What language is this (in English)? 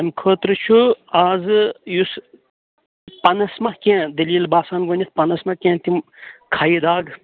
Kashmiri